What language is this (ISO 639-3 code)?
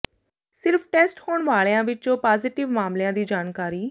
pan